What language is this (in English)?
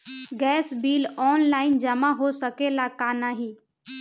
Bhojpuri